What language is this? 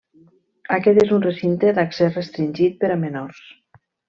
Catalan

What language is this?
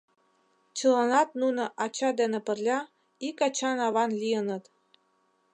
Mari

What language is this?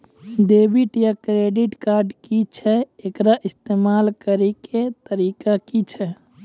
Maithili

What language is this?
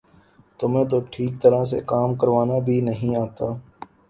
Urdu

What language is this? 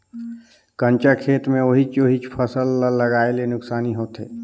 Chhattisgarhi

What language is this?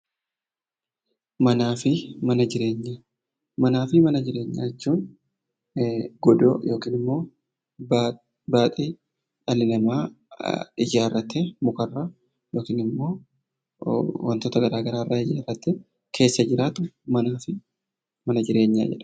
Oromo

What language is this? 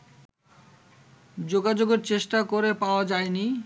Bangla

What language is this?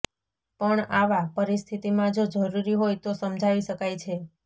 Gujarati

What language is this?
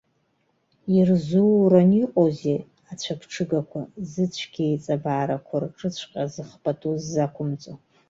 Abkhazian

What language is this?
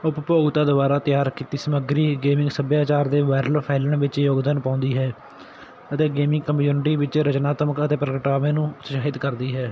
Punjabi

